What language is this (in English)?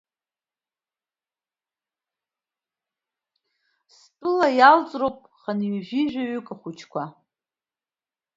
Abkhazian